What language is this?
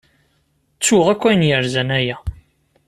Kabyle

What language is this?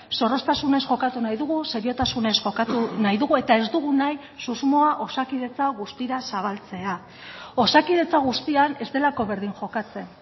Basque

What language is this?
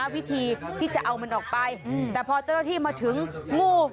Thai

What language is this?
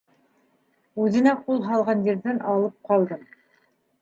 Bashkir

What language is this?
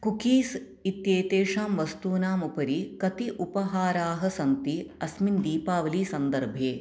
Sanskrit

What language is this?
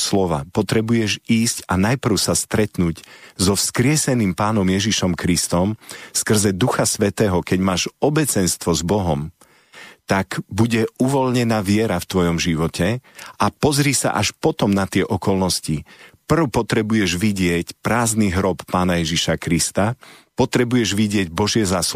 Slovak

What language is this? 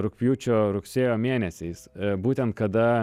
Lithuanian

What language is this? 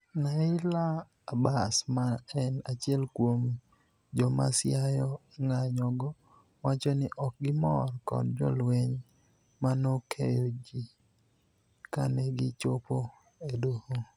Luo (Kenya and Tanzania)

